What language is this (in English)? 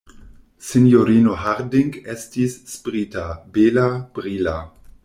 Esperanto